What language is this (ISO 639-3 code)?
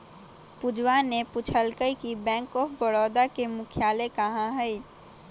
mag